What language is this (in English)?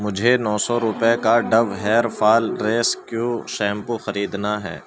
Urdu